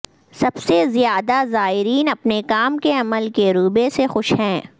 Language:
Urdu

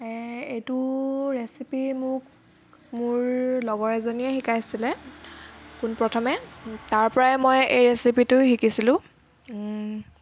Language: Assamese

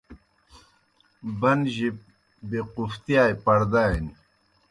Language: Kohistani Shina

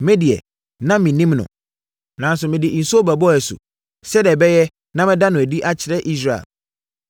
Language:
Akan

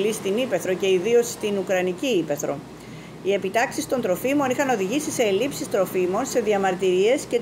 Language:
Greek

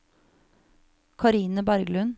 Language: Norwegian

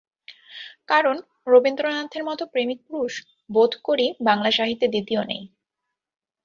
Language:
Bangla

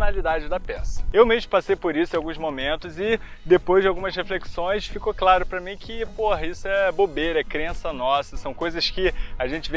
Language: Portuguese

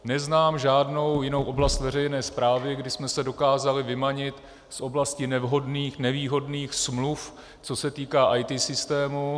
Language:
Czech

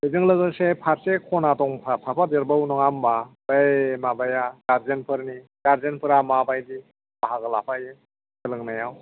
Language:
Bodo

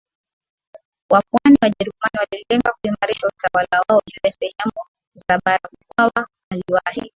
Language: Swahili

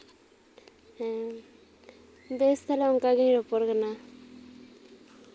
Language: Santali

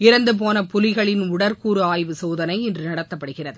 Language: Tamil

